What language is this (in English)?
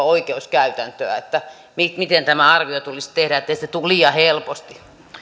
Finnish